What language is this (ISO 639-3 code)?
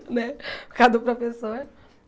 por